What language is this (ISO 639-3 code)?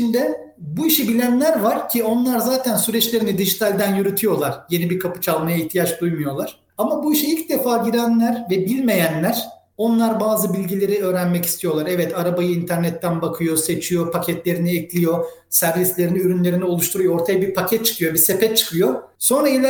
tur